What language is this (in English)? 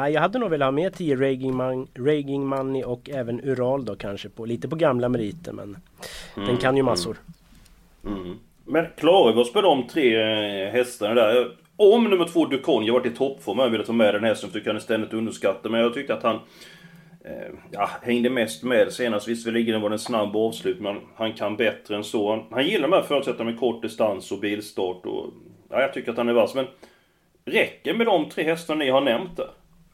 Swedish